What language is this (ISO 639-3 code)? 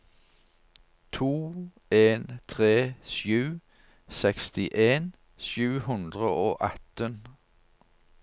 nor